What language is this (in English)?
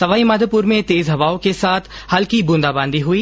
Hindi